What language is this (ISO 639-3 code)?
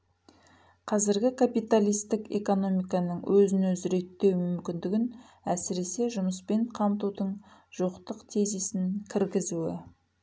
kaz